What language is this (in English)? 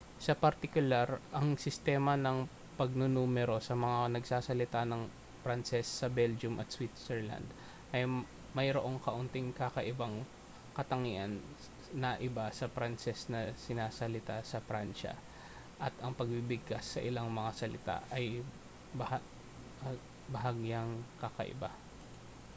Filipino